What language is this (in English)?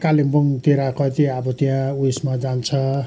Nepali